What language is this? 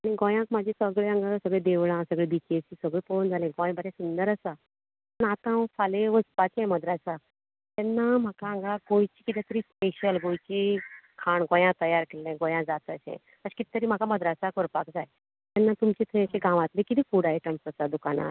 Konkani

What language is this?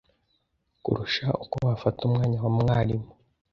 Kinyarwanda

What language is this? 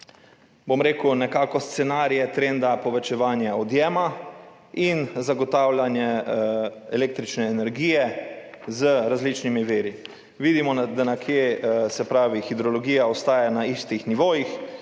Slovenian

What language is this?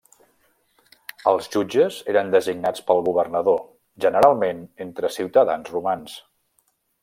Catalan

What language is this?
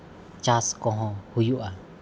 Santali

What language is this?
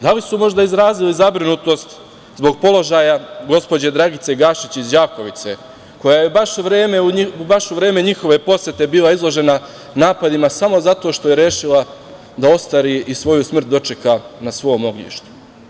Serbian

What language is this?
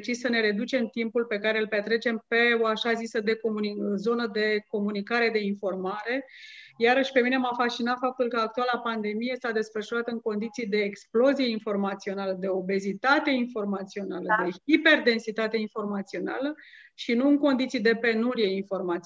Romanian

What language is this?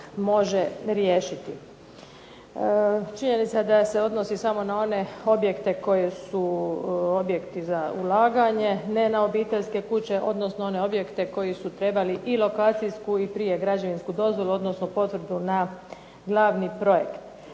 Croatian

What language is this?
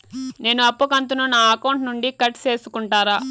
Telugu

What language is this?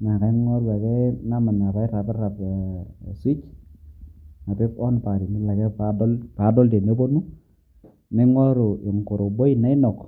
Masai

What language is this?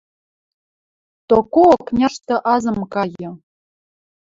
Western Mari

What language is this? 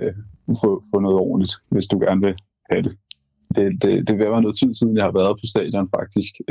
Danish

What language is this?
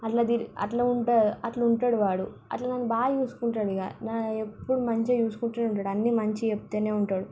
Telugu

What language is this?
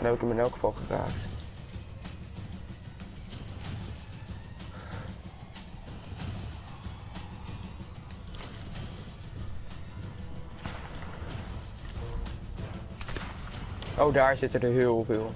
Dutch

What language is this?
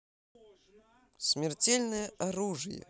Russian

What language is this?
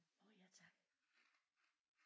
Danish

